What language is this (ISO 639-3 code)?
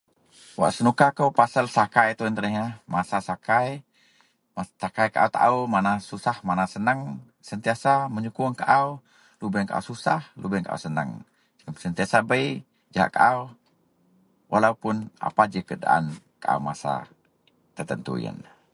mel